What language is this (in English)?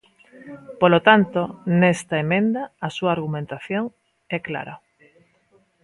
Galician